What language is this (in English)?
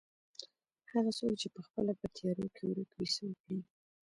Pashto